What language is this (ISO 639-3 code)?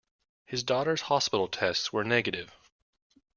eng